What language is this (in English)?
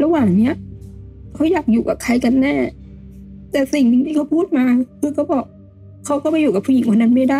Thai